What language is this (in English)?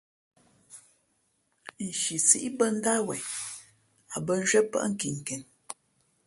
Fe'fe'